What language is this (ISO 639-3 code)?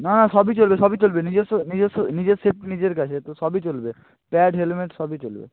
ben